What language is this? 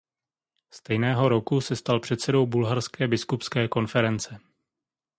Czech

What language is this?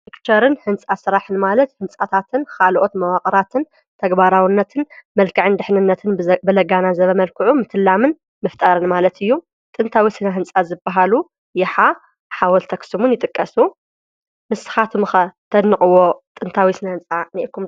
Tigrinya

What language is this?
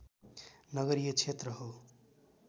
Nepali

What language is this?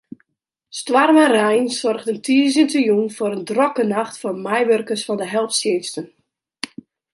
Western Frisian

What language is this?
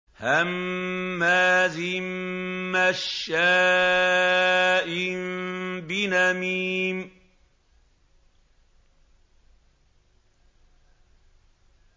Arabic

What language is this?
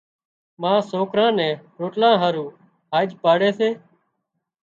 Wadiyara Koli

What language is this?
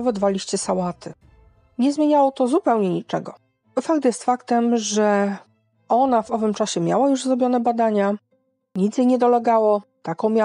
Polish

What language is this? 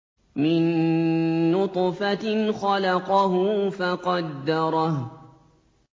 Arabic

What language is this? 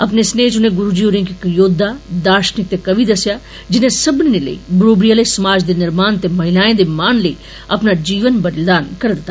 Dogri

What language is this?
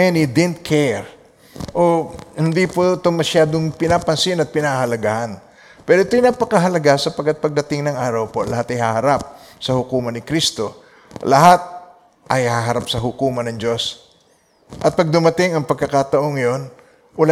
Filipino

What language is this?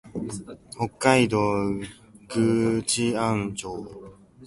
Japanese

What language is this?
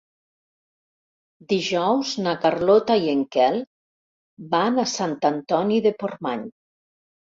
Catalan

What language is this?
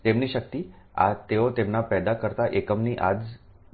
Gujarati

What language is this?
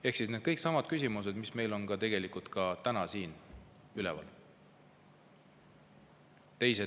Estonian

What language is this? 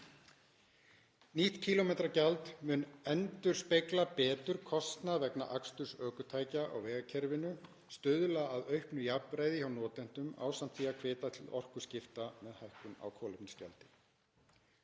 Icelandic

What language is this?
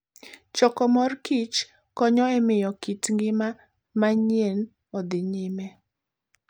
Luo (Kenya and Tanzania)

